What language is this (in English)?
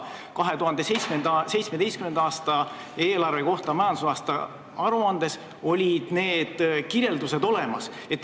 Estonian